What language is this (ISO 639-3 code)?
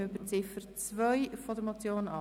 gsw